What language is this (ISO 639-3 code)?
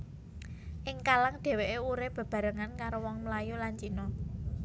jav